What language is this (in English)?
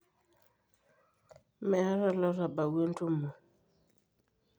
Masai